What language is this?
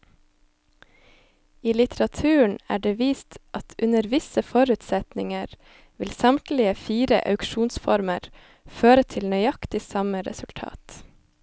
Norwegian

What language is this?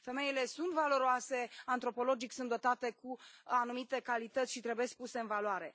Romanian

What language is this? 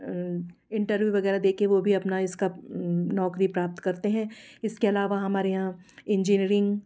Hindi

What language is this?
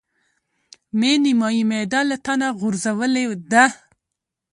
Pashto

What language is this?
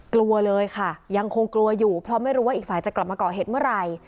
Thai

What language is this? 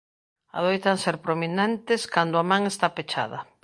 Galician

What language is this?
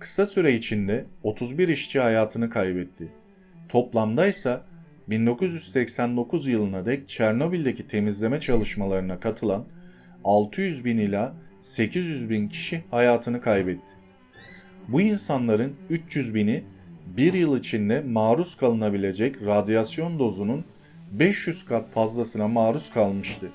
Turkish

